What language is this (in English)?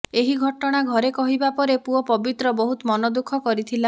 Odia